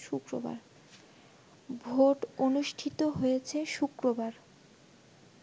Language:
Bangla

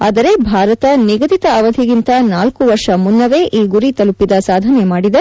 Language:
Kannada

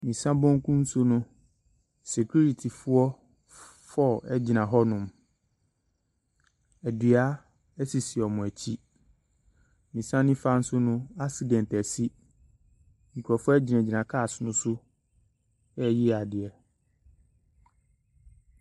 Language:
Akan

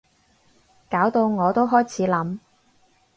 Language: Cantonese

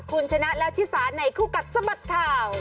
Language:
Thai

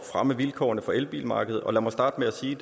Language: Danish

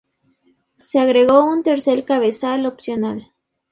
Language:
Spanish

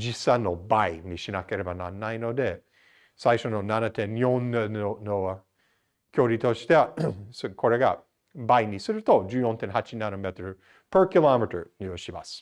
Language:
Japanese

